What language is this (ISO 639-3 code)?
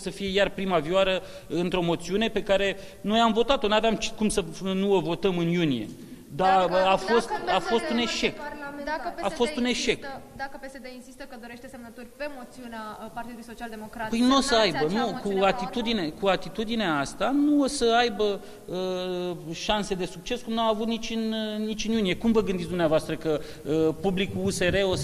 ron